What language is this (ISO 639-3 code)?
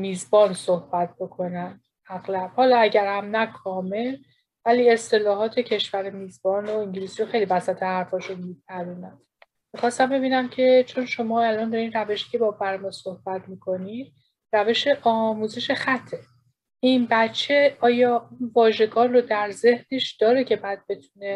fas